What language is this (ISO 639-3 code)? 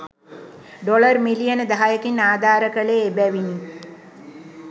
sin